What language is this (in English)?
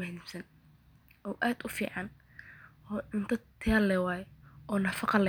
Somali